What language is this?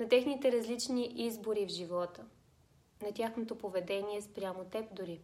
Bulgarian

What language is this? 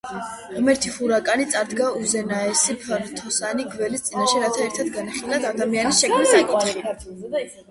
Georgian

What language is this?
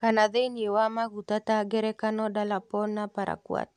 Kikuyu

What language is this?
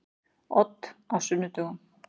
Icelandic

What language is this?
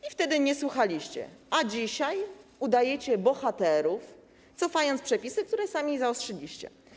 Polish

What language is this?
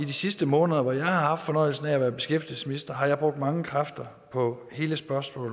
Danish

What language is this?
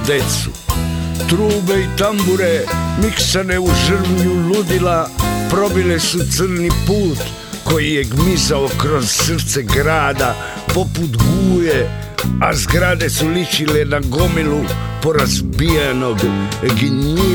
Croatian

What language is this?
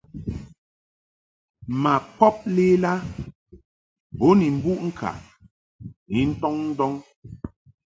Mungaka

